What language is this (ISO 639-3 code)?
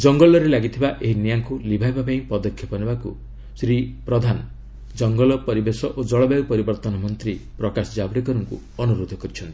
ori